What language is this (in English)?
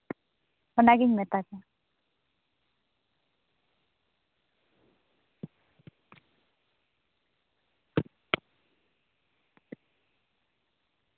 Santali